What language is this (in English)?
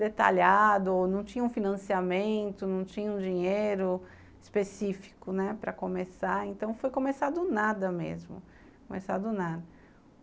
Portuguese